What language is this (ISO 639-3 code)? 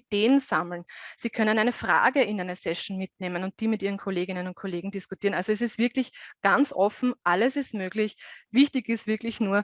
deu